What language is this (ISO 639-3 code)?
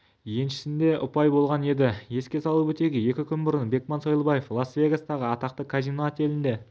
kaz